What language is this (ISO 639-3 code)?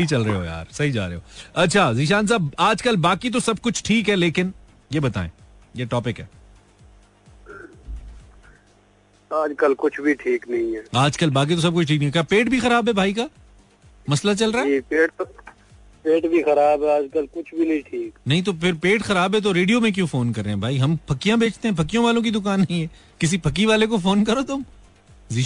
hin